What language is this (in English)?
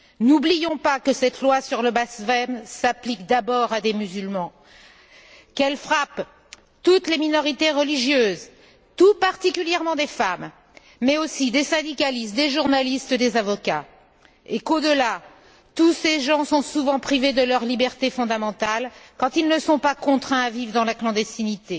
French